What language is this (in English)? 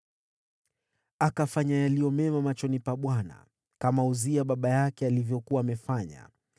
Swahili